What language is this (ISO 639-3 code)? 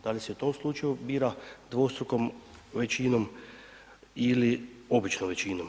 hrv